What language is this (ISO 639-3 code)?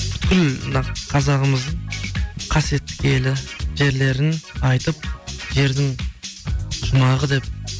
kaz